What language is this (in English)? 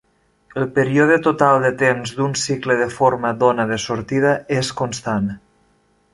Catalan